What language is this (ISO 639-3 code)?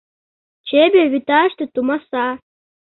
chm